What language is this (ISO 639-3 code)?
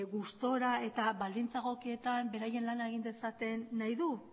eus